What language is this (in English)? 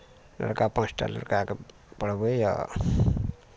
Maithili